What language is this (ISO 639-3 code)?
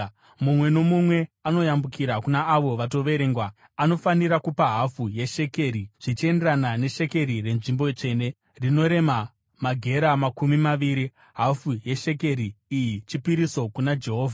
sna